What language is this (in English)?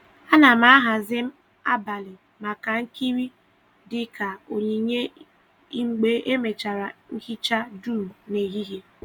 Igbo